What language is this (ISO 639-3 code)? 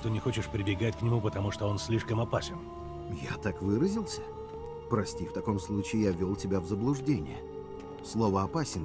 rus